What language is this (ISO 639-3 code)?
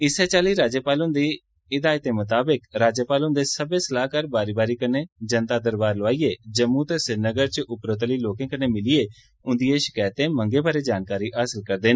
doi